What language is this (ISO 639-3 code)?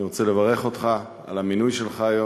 heb